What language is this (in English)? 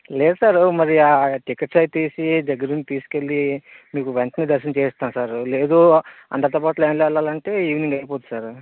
Telugu